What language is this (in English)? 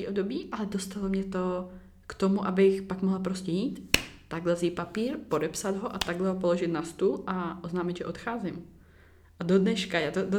Czech